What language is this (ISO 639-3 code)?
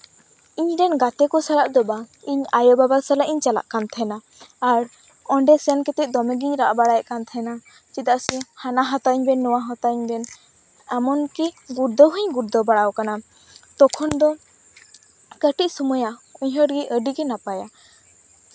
sat